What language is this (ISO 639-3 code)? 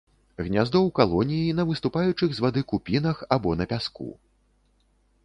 bel